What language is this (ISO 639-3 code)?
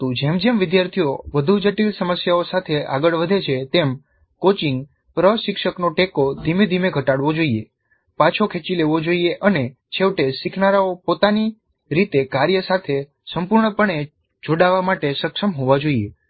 guj